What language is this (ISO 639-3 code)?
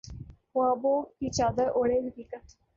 urd